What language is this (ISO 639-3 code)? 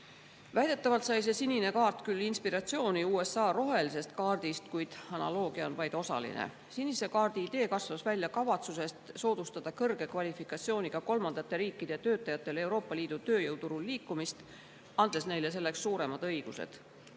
est